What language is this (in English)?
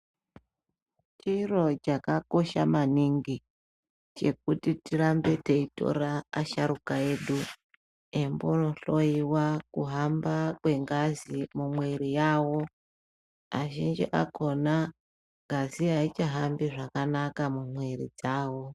Ndau